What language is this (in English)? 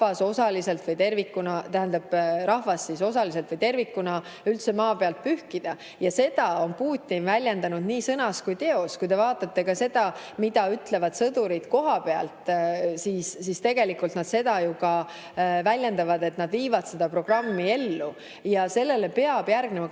Estonian